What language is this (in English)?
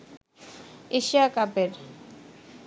Bangla